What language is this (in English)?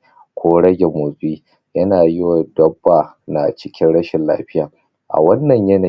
Hausa